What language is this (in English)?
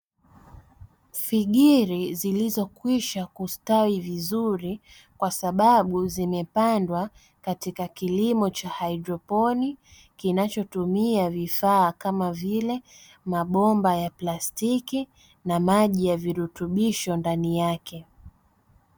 Swahili